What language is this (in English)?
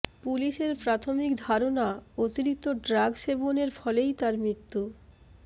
Bangla